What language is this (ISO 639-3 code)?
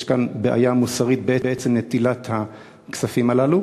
heb